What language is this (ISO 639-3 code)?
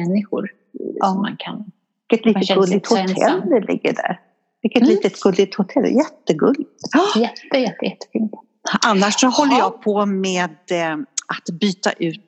swe